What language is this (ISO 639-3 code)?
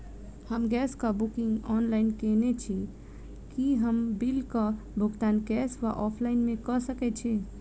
mai